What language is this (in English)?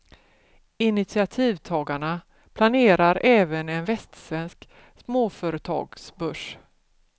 Swedish